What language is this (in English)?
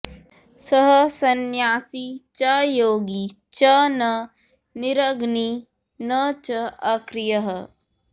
Sanskrit